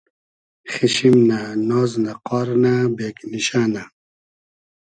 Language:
Hazaragi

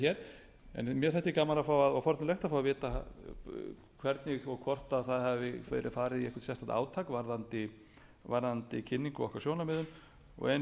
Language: Icelandic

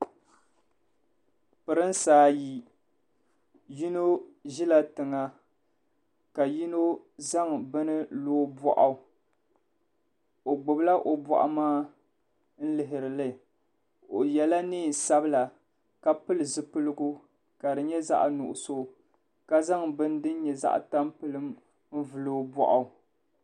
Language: Dagbani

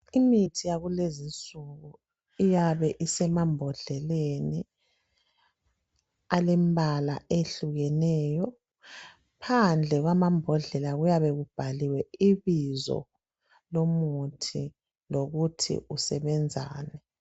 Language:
North Ndebele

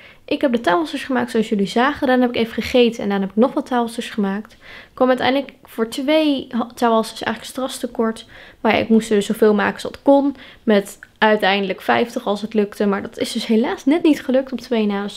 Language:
Dutch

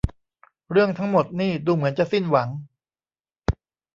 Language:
Thai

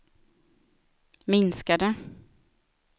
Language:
Swedish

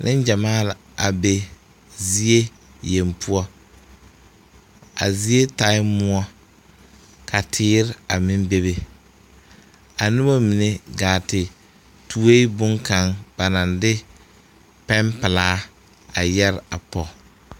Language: Southern Dagaare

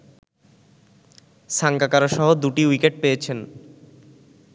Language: Bangla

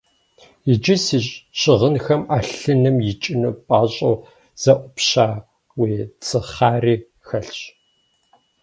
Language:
Kabardian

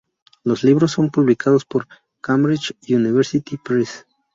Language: Spanish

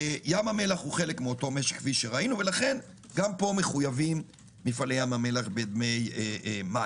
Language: Hebrew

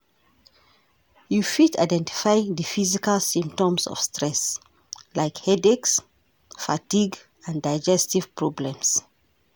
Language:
Nigerian Pidgin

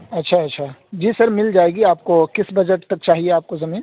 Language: Urdu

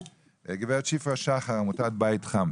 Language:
Hebrew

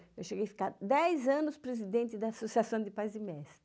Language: Portuguese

